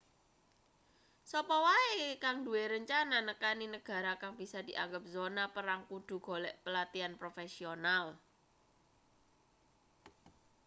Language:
Javanese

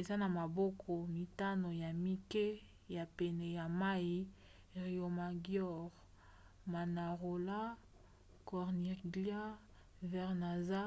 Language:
Lingala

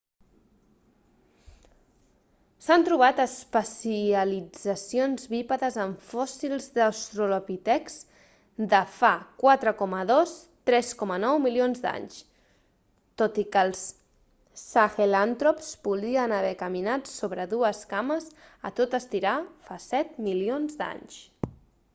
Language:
Catalan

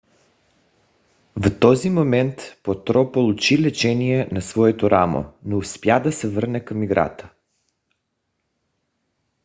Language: Bulgarian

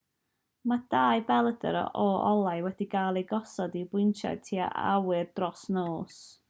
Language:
Welsh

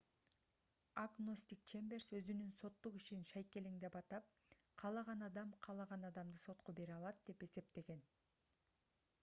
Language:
Kyrgyz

